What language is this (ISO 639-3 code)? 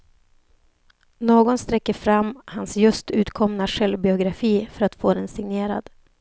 swe